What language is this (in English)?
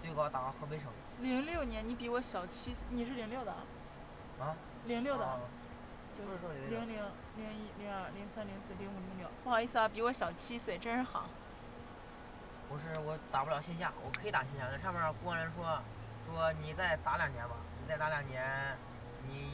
Chinese